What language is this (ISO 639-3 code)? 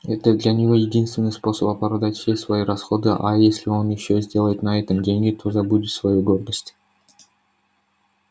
rus